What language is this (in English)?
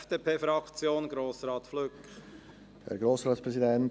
Swiss German